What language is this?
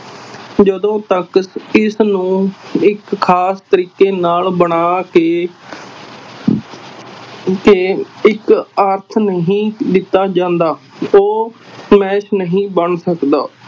Punjabi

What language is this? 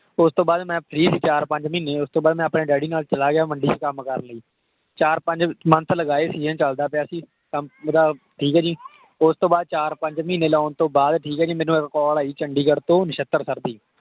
Punjabi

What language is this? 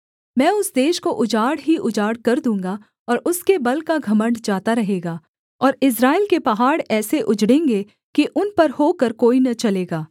Hindi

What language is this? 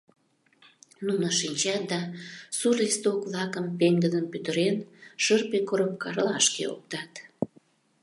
Mari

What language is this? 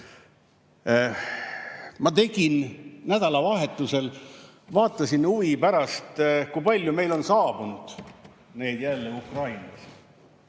Estonian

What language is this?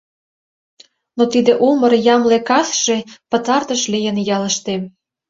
Mari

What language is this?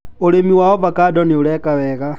Kikuyu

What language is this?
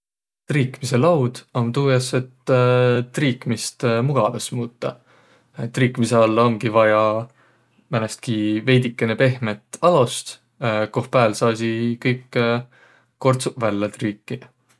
Võro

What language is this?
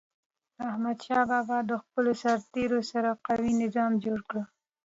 Pashto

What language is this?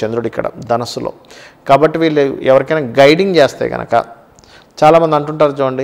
Hindi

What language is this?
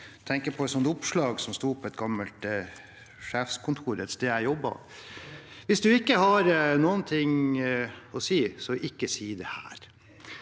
Norwegian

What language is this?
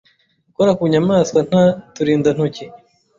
Kinyarwanda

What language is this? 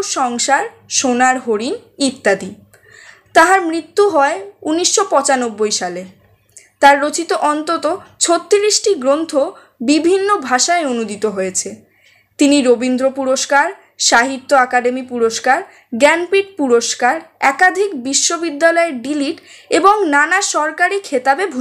Bangla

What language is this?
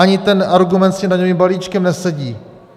Czech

